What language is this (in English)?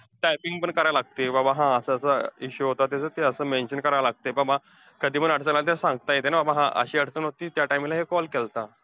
Marathi